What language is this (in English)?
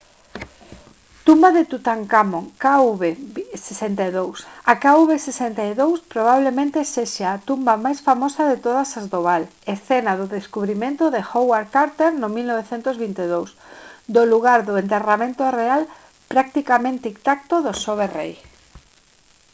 Galician